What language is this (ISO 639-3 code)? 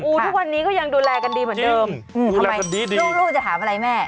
tha